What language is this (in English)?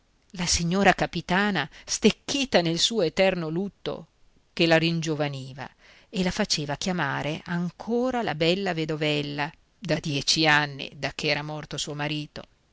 Italian